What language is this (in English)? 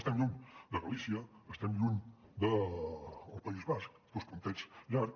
Catalan